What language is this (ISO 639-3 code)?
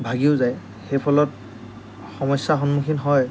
asm